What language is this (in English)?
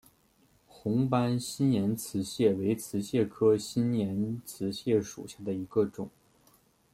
Chinese